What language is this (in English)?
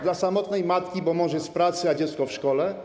Polish